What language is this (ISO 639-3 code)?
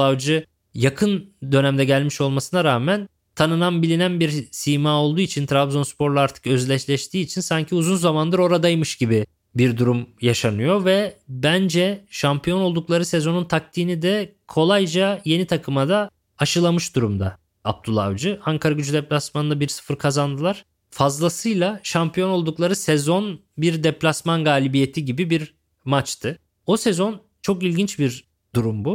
tur